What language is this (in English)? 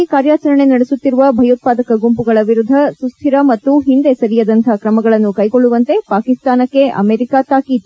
Kannada